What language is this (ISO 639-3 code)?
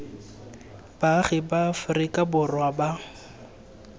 tsn